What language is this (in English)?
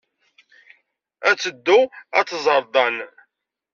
Kabyle